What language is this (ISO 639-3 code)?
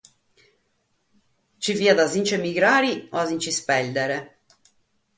srd